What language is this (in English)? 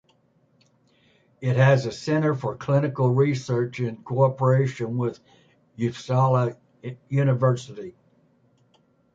English